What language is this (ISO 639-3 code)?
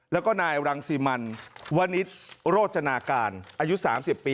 tha